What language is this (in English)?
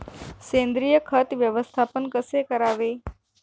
Marathi